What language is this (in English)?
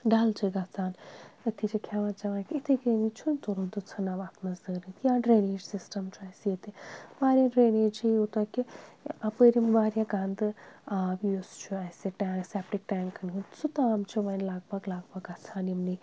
Kashmiri